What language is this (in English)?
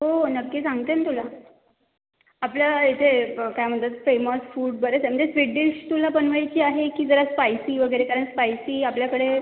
Marathi